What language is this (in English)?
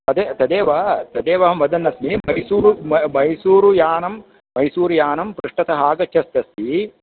Sanskrit